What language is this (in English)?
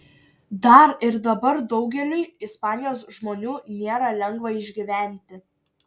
Lithuanian